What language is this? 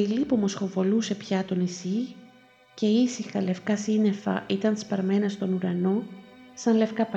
Greek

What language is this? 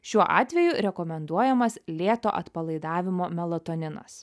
Lithuanian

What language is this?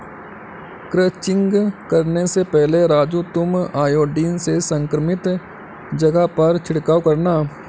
Hindi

